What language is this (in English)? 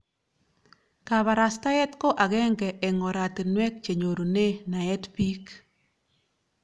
Kalenjin